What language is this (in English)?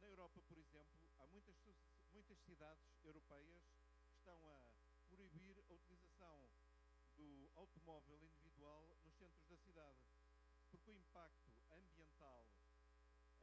Portuguese